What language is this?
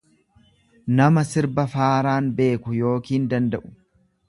Oromo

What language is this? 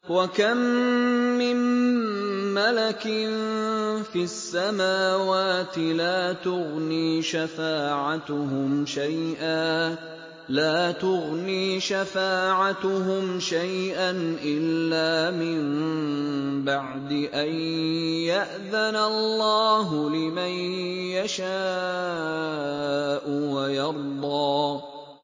Arabic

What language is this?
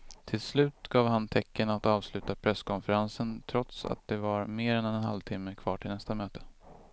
Swedish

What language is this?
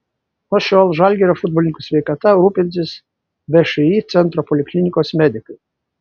Lithuanian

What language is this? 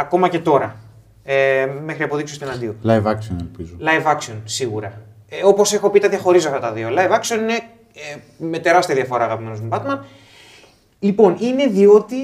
Greek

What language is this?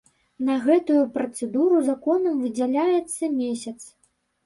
Belarusian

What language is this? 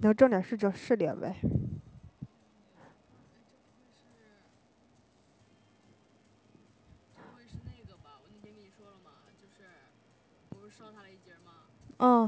Chinese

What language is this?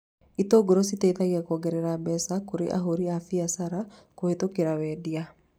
Kikuyu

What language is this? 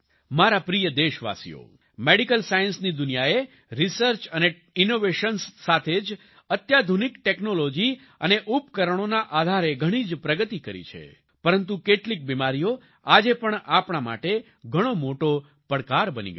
Gujarati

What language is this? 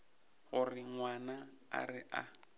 Northern Sotho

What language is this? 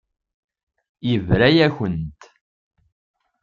Kabyle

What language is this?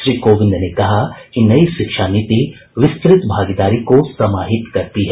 Hindi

